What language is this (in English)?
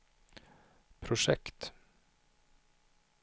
Swedish